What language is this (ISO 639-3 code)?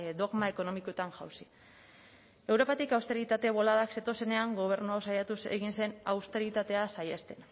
eus